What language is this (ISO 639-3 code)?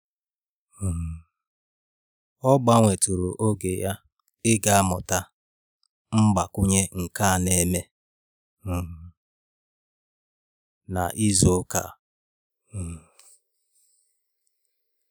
ibo